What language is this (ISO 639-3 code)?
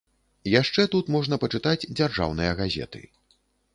bel